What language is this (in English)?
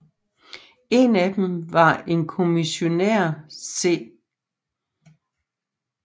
Danish